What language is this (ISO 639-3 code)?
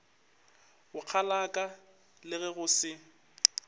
nso